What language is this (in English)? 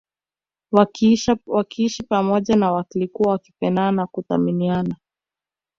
Swahili